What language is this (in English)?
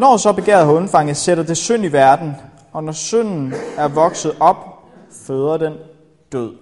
Danish